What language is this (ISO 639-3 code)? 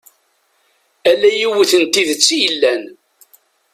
kab